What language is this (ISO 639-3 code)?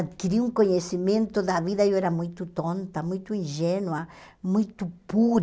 por